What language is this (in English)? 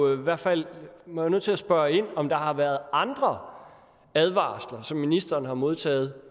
Danish